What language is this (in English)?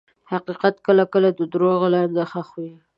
Pashto